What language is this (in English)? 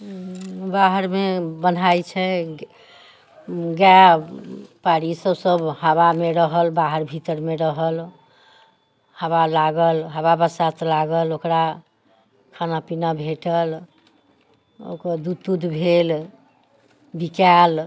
Maithili